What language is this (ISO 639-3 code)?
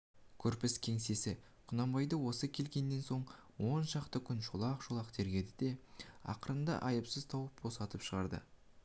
kaz